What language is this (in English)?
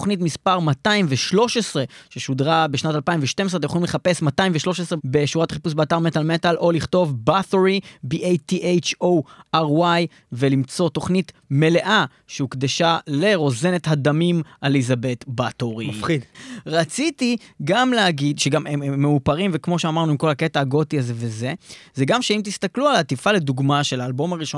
Hebrew